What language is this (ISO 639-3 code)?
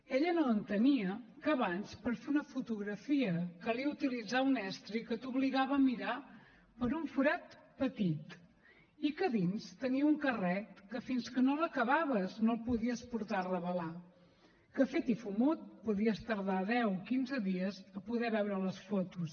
cat